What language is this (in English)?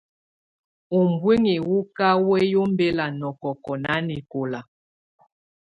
Tunen